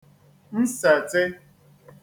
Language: Igbo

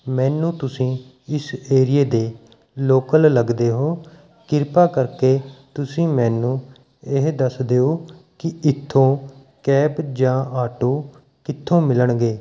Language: Punjabi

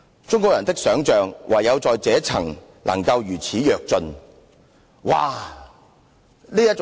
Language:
Cantonese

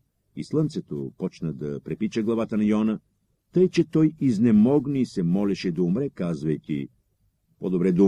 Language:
Bulgarian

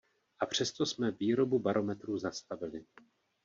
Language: Czech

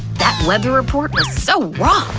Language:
English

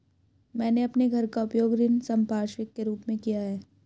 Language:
Hindi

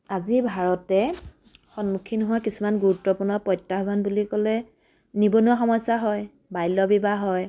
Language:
Assamese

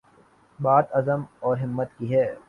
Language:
Urdu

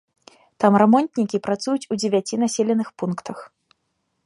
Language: Belarusian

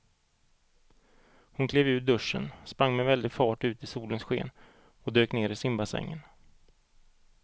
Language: Swedish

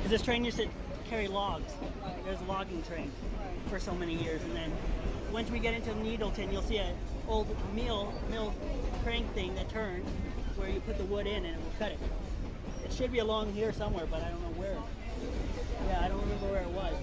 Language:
English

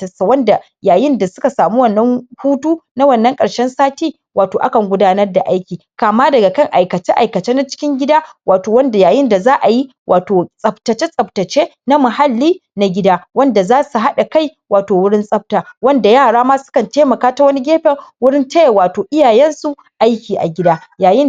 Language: Hausa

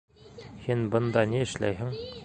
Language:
Bashkir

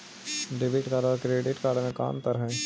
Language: Magahi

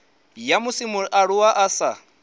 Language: Venda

